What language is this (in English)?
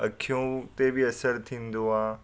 Sindhi